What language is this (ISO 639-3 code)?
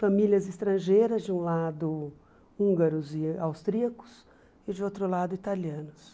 por